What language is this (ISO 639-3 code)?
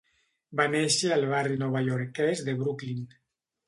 cat